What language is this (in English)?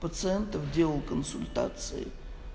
Russian